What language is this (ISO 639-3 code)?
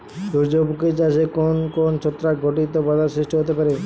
ben